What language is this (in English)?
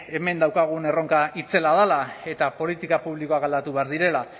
Basque